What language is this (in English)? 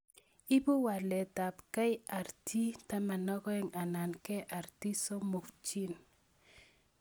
Kalenjin